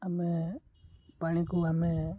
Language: Odia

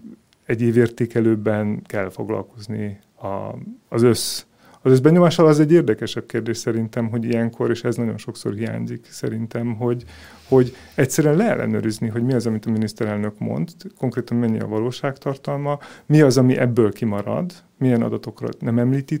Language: Hungarian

